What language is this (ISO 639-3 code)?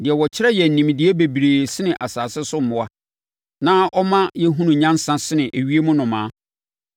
aka